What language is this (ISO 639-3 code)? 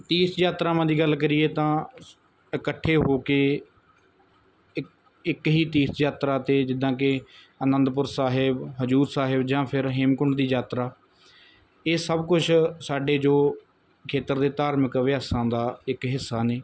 pan